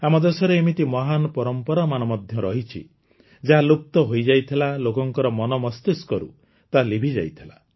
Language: Odia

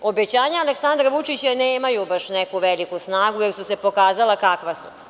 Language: Serbian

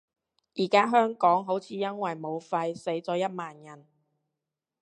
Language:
Cantonese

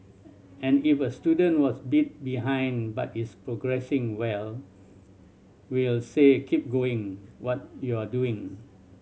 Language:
English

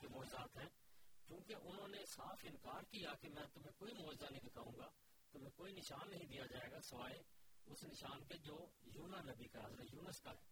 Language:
Urdu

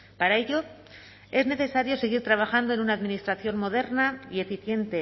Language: Spanish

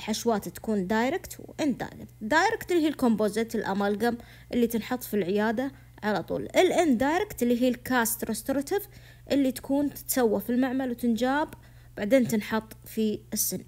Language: Arabic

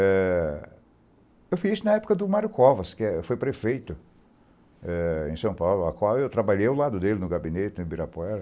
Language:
Portuguese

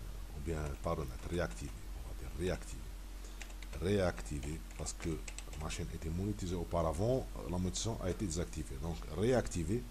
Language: French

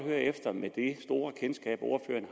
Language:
Danish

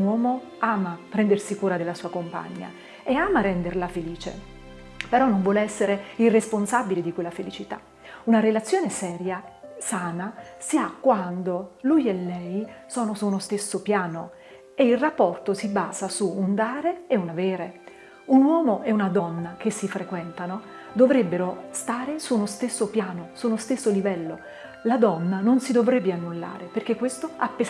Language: Italian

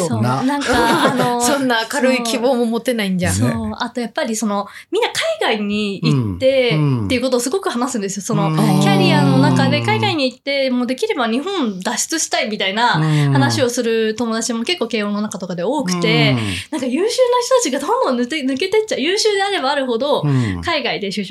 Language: Japanese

